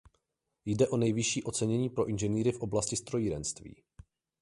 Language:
Czech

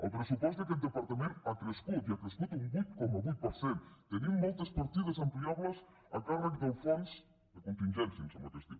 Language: Catalan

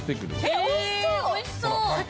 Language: Japanese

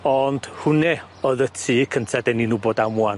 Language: Welsh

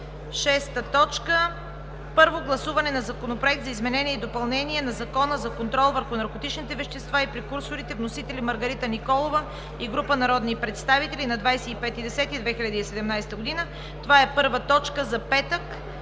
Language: Bulgarian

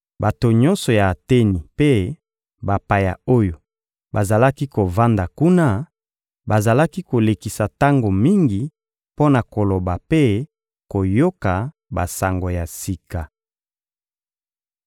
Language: Lingala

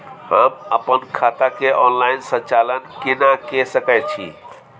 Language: Maithili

